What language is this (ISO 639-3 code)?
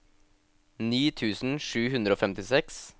nor